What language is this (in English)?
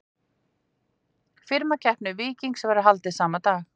Icelandic